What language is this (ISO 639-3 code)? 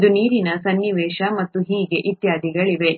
kan